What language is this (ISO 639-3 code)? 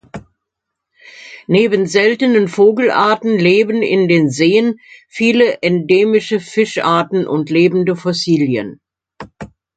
deu